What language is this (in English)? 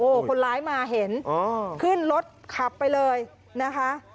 Thai